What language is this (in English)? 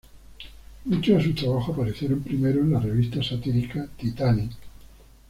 Spanish